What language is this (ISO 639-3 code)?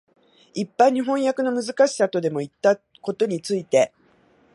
jpn